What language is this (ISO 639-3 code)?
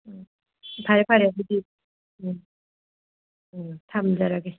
mni